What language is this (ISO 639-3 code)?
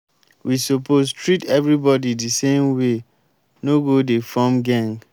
pcm